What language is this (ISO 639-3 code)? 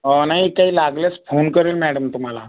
mar